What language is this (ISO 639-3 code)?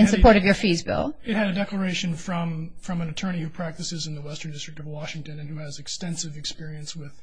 eng